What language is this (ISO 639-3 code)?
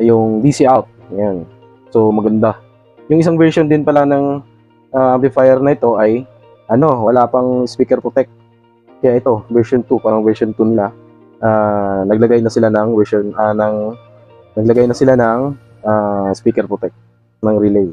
fil